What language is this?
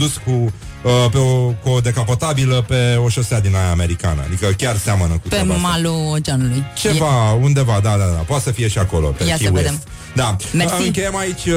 Romanian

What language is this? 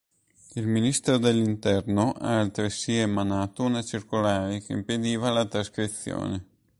Italian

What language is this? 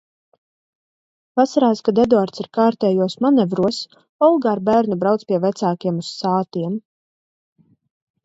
Latvian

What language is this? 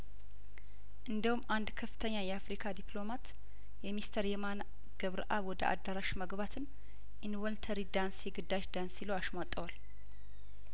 Amharic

